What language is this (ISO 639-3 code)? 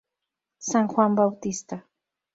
spa